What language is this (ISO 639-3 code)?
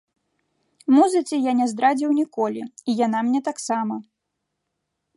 bel